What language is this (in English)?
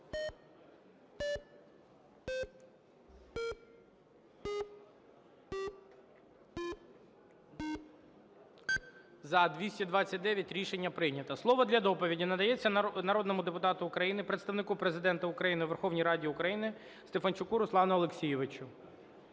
Ukrainian